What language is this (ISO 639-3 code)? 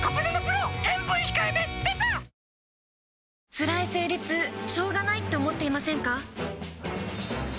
jpn